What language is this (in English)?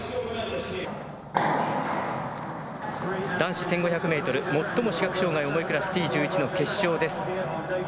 Japanese